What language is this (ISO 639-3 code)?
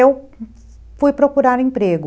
por